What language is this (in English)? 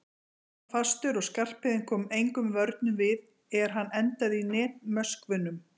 Icelandic